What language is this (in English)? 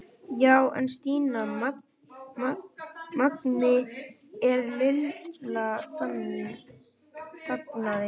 Icelandic